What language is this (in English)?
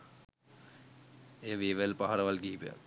Sinhala